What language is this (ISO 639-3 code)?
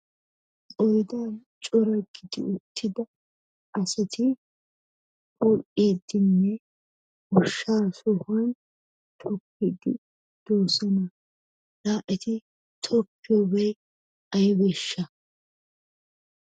wal